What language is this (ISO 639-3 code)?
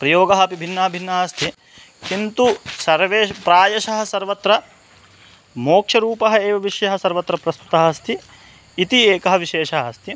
san